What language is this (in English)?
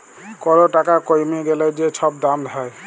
Bangla